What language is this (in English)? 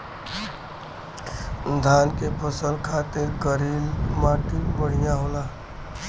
Bhojpuri